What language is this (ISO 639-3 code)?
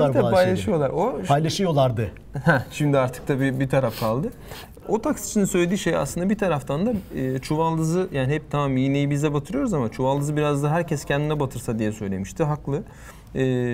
tur